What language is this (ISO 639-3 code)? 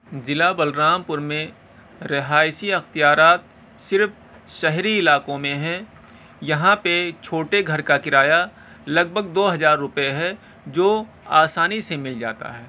urd